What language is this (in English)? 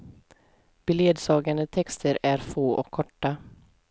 Swedish